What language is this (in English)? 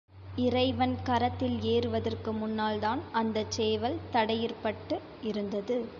Tamil